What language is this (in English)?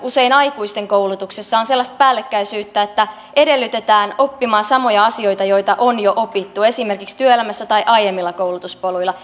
Finnish